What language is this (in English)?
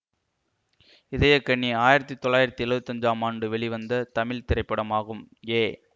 Tamil